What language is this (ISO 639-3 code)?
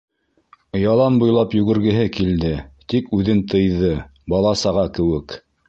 bak